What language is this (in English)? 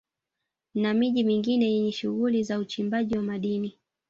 Swahili